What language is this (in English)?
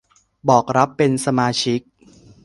Thai